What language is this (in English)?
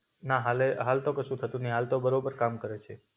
Gujarati